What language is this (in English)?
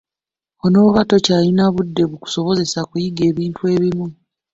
Ganda